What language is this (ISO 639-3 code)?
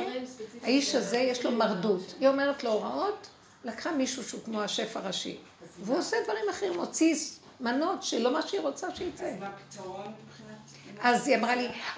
heb